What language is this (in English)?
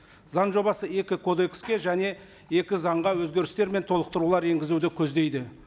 Kazakh